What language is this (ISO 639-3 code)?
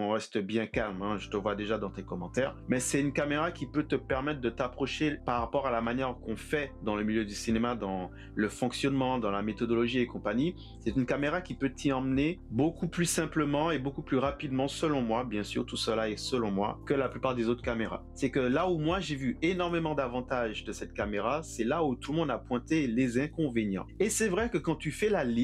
fra